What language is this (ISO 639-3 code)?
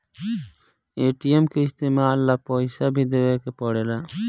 bho